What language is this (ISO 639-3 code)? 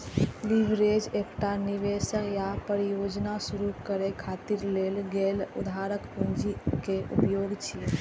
mai